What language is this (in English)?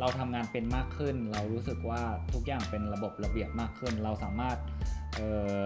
Thai